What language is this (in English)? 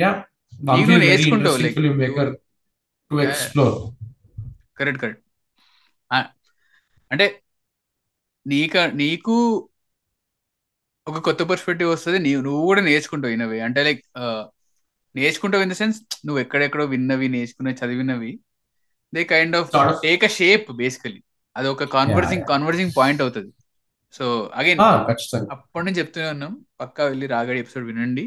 Telugu